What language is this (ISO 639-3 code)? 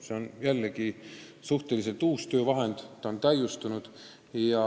est